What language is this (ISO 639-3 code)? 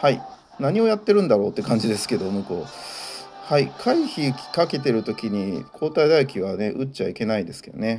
jpn